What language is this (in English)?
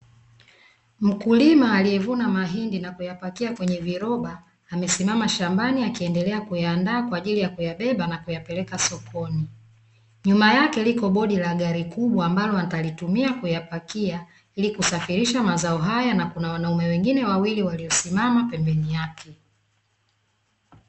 Swahili